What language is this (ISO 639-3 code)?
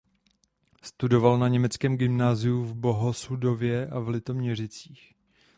ces